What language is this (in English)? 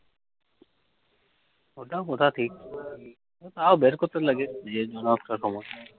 Bangla